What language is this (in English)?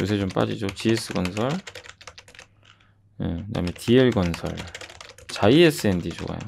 Korean